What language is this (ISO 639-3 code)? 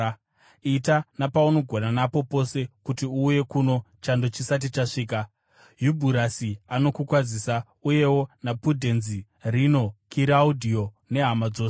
sna